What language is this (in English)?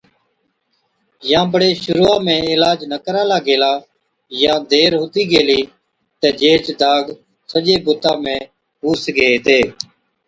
Od